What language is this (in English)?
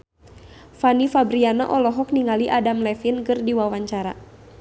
Sundanese